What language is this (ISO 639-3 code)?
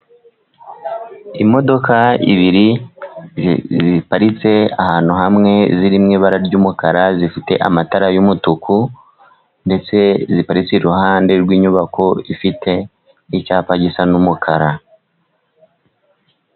kin